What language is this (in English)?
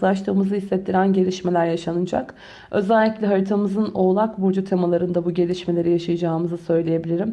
Turkish